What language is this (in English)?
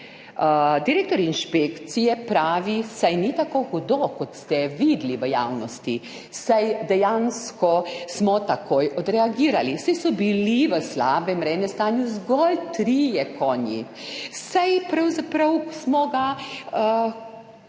Slovenian